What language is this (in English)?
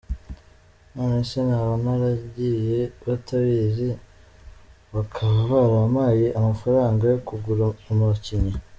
Kinyarwanda